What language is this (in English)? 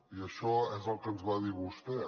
Catalan